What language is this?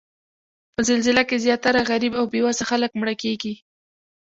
Pashto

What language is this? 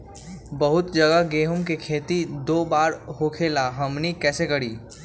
Magahi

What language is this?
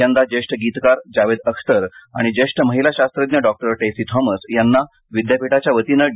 Marathi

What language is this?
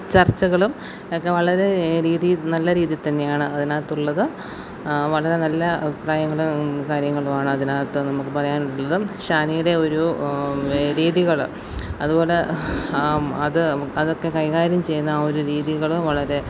Malayalam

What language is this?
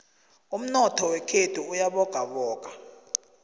South Ndebele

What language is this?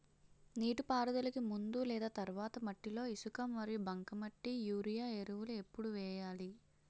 Telugu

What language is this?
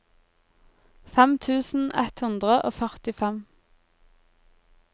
Norwegian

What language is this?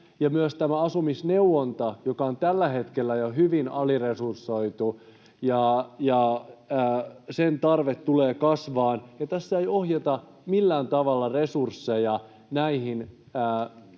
Finnish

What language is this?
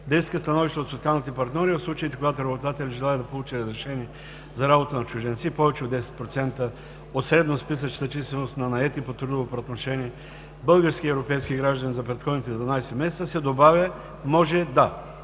Bulgarian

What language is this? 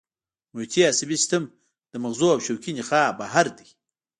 Pashto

